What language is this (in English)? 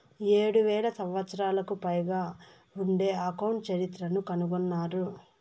Telugu